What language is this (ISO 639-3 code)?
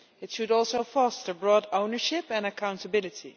eng